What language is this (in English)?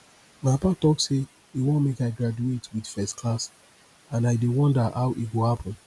Nigerian Pidgin